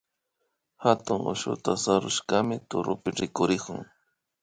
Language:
Imbabura Highland Quichua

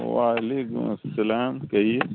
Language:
Urdu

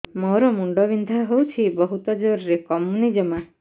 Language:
Odia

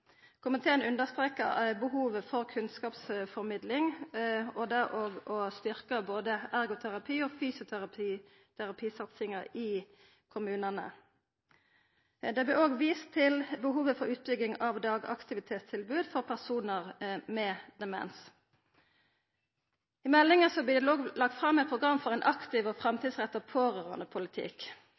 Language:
Norwegian Nynorsk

